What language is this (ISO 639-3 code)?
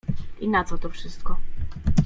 pol